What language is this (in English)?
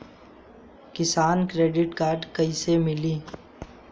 Bhojpuri